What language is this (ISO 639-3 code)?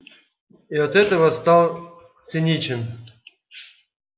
rus